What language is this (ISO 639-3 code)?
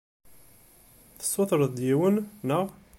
kab